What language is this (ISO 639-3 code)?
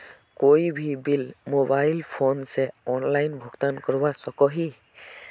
mag